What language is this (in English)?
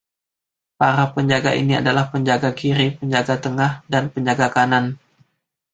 Indonesian